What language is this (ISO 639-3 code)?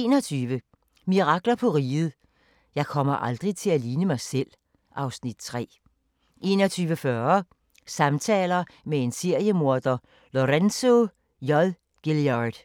dan